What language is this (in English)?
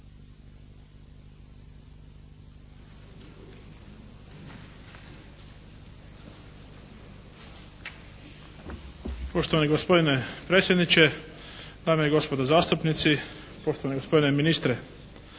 Croatian